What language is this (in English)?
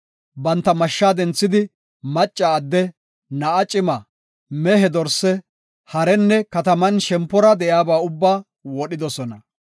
Gofa